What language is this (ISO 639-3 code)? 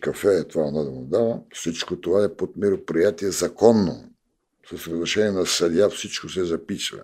bul